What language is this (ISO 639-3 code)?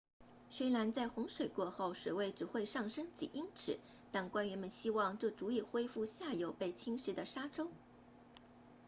zho